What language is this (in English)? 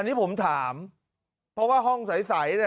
Thai